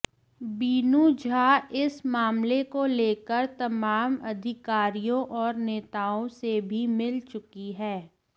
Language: Hindi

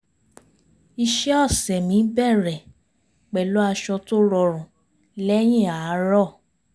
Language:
Yoruba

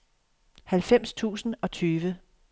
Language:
Danish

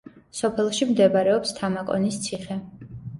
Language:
Georgian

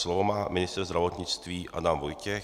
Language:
Czech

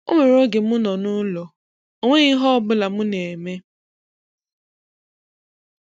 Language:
Igbo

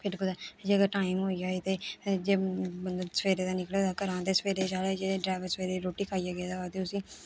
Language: Dogri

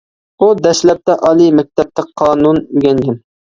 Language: Uyghur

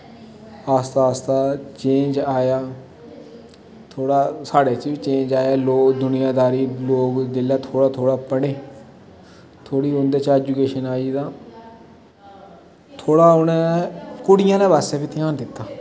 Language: Dogri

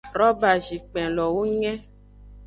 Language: Aja (Benin)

